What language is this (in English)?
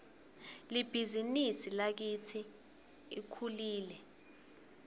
Swati